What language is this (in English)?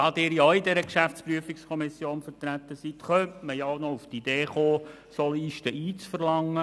Swiss German